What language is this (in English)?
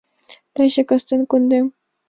Mari